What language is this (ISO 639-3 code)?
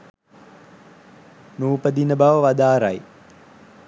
sin